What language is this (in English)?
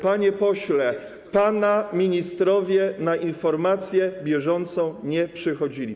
Polish